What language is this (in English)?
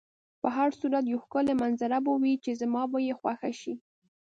Pashto